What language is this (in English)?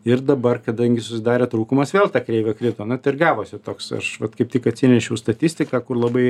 Lithuanian